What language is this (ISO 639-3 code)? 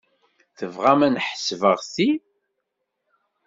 kab